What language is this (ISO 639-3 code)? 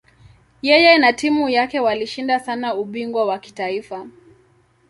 swa